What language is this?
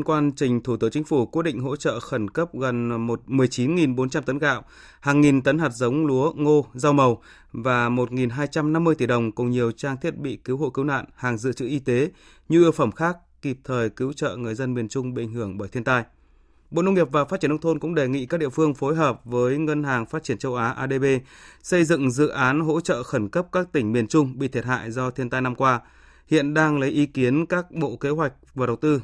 Vietnamese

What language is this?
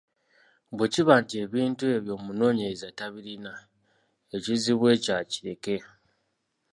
Ganda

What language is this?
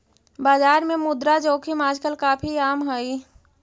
Magahi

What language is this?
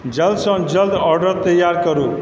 Maithili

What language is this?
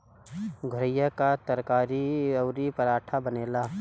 Bhojpuri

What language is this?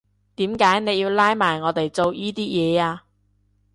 Cantonese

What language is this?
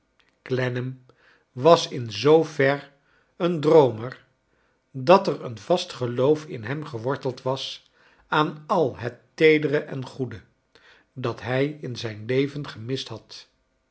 Dutch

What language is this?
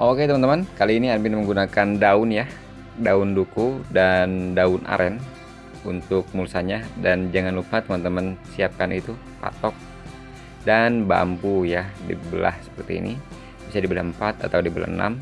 Indonesian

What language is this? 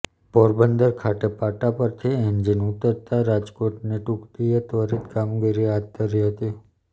Gujarati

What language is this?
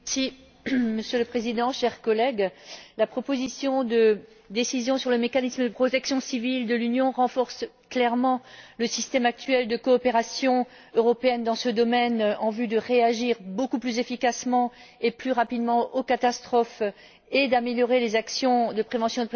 French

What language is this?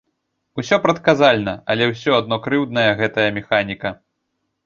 Belarusian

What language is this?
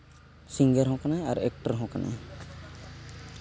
Santali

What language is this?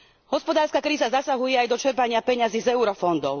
Slovak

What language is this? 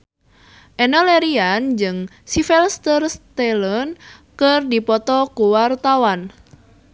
Sundanese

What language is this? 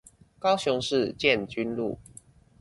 Chinese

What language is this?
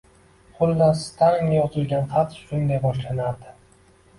Uzbek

